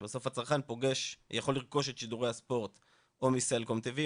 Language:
Hebrew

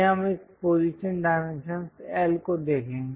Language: Hindi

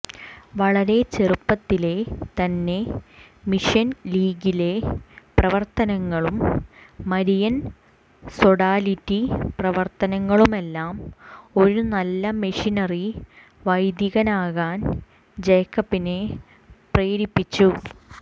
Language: Malayalam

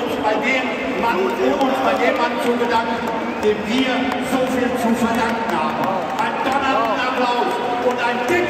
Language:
German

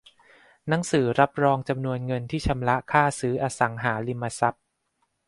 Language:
Thai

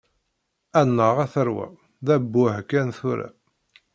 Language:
Kabyle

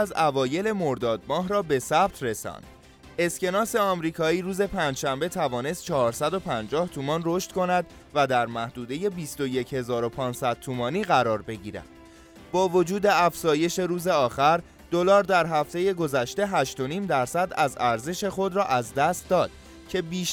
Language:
Persian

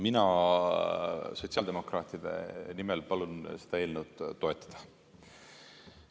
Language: Estonian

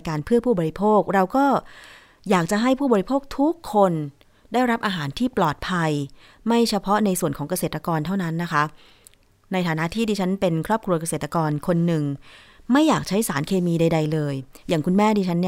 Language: Thai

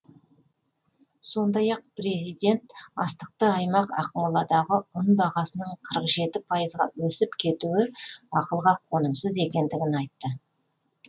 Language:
Kazakh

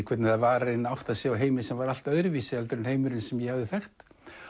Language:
Icelandic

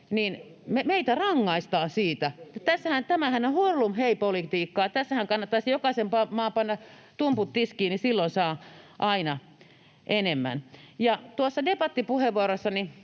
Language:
Finnish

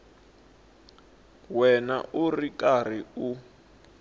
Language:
Tsonga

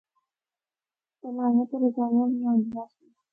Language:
Northern Hindko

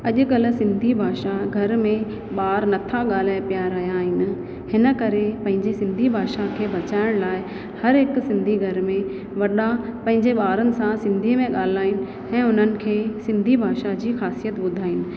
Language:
Sindhi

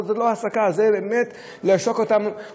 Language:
Hebrew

